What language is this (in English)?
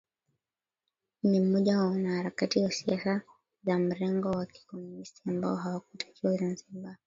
Swahili